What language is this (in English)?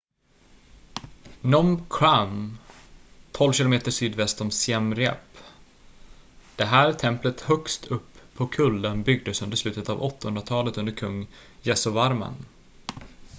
Swedish